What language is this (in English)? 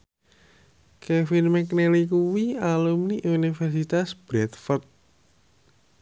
Javanese